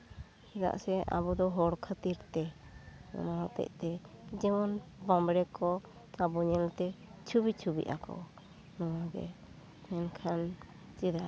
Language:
Santali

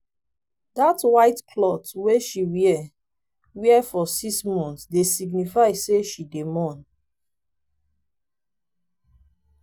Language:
Nigerian Pidgin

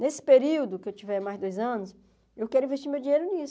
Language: Portuguese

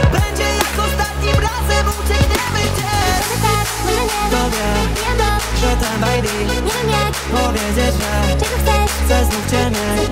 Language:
Polish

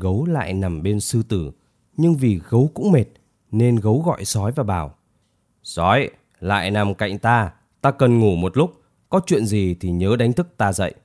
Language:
Vietnamese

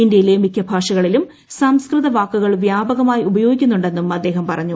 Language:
Malayalam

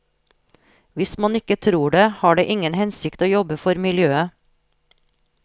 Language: Norwegian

